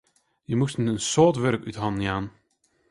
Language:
Western Frisian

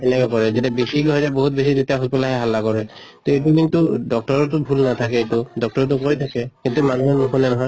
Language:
Assamese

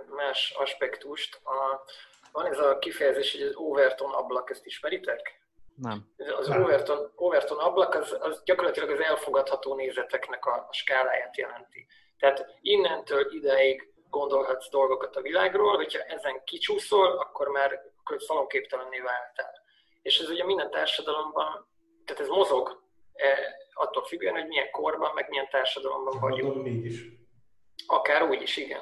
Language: Hungarian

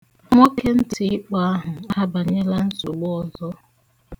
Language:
Igbo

